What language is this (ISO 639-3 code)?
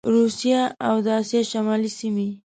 pus